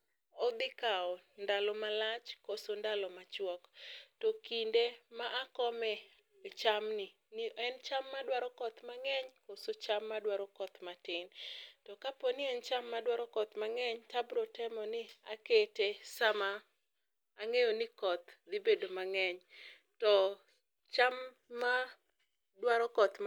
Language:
Luo (Kenya and Tanzania)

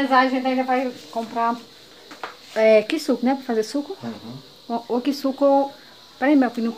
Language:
Portuguese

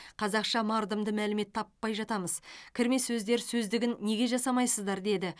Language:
Kazakh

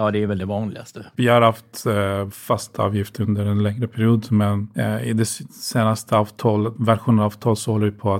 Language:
Swedish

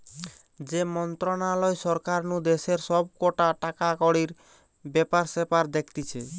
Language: Bangla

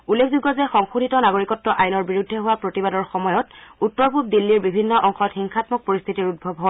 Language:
Assamese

